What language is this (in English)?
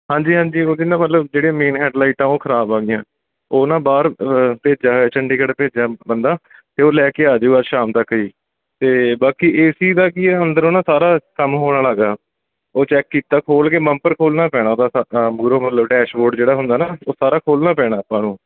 Punjabi